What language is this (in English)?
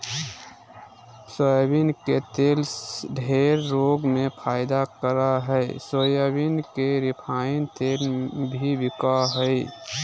Magahi